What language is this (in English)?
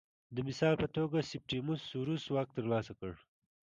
Pashto